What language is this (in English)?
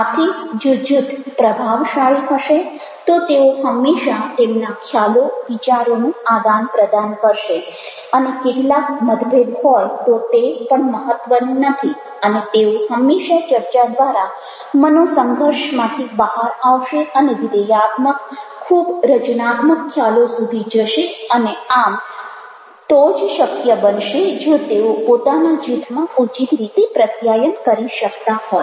Gujarati